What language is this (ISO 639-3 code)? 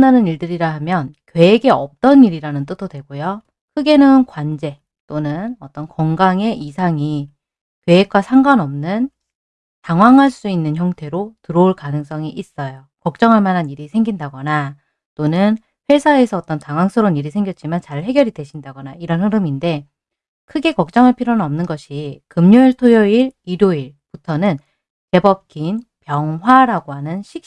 kor